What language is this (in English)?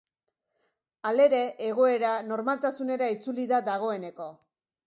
Basque